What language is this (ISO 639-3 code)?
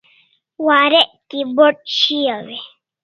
kls